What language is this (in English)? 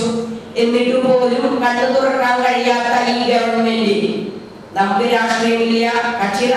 Malayalam